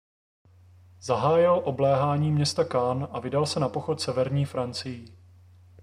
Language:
Czech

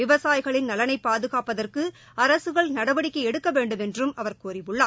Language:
Tamil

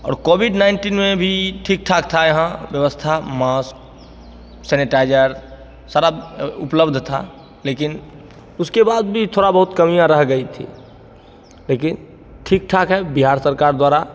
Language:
Hindi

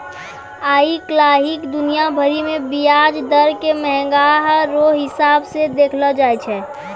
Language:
Maithili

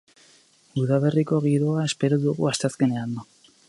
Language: Basque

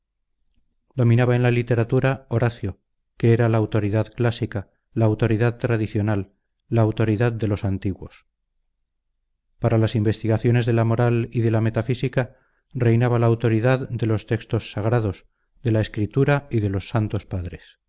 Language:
Spanish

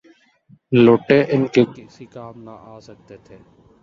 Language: Urdu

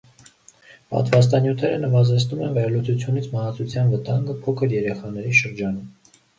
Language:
Armenian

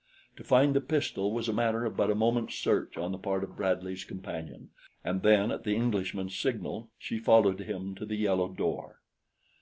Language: English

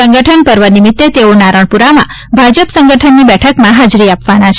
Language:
Gujarati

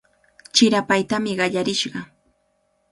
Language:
Cajatambo North Lima Quechua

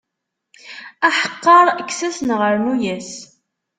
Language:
Kabyle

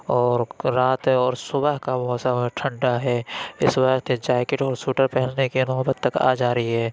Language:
Urdu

